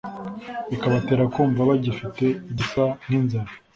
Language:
Kinyarwanda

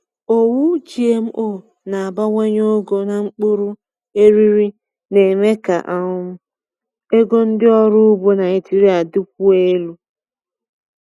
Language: Igbo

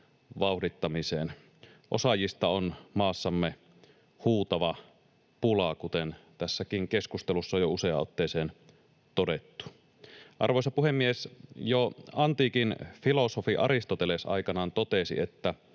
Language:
Finnish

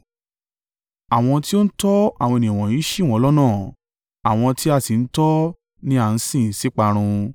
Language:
Yoruba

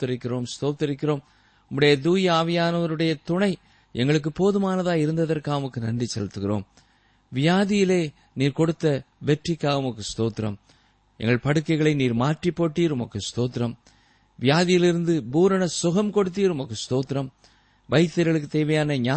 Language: Tamil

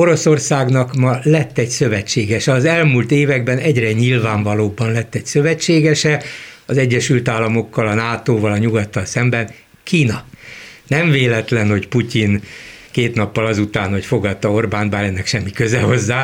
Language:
Hungarian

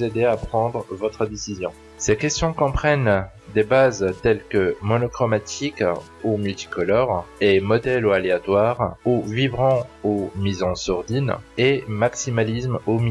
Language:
French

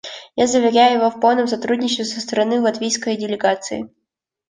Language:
Russian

